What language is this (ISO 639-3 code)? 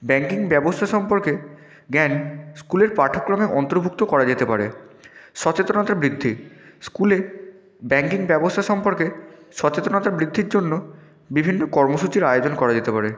ben